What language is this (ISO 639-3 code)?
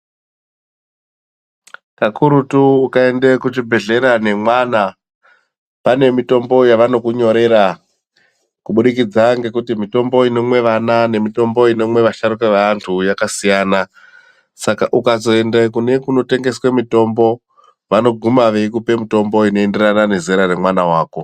ndc